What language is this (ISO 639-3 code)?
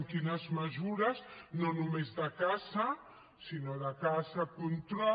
cat